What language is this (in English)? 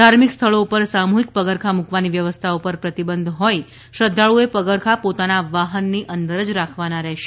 Gujarati